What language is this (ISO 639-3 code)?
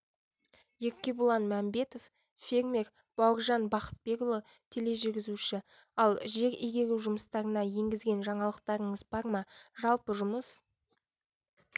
kaz